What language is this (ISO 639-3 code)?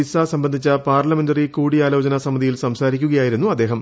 mal